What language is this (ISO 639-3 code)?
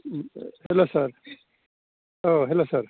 brx